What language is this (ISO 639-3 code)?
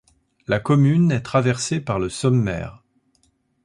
fra